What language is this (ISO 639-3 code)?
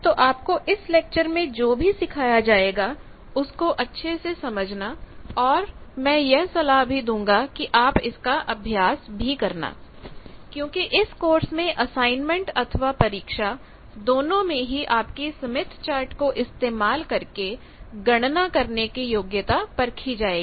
hin